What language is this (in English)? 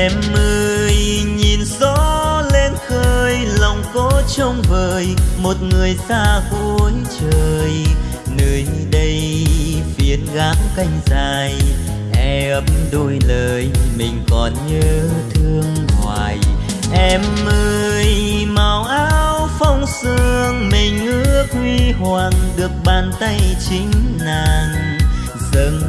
Vietnamese